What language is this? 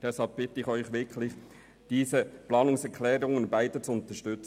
Swiss German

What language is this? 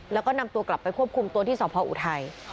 Thai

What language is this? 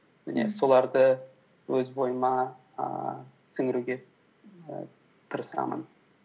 Kazakh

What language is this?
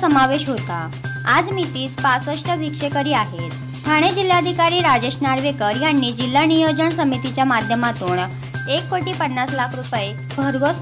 Hindi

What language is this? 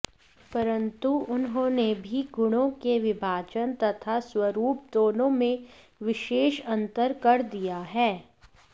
Sanskrit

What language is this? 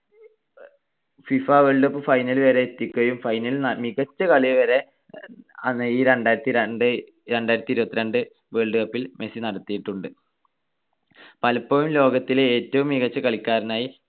Malayalam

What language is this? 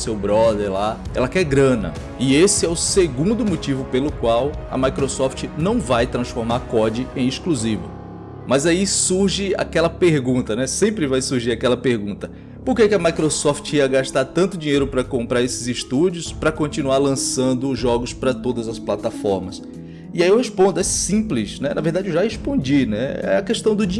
Portuguese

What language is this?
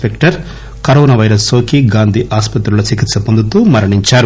Telugu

